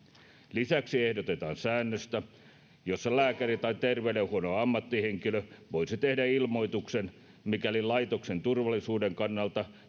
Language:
Finnish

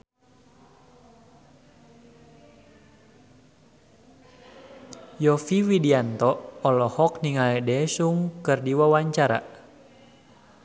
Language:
Sundanese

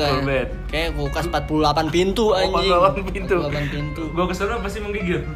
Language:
Indonesian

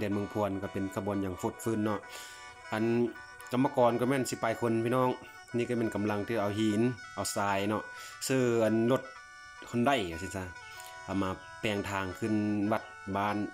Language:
Thai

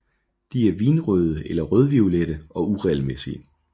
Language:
Danish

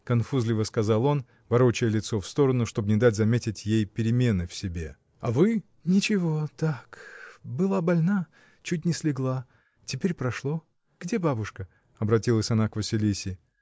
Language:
Russian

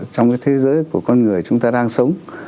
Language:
Vietnamese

